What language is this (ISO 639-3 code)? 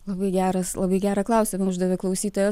lit